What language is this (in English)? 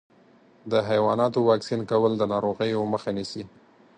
Pashto